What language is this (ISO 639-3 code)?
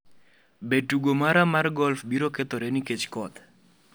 luo